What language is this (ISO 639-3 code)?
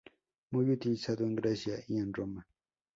spa